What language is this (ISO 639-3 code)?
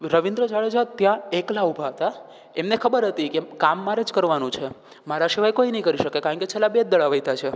guj